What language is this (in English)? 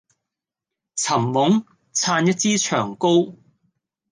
Cantonese